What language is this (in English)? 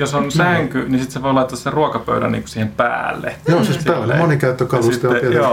Finnish